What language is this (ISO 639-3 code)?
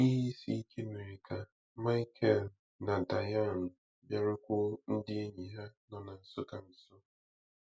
ibo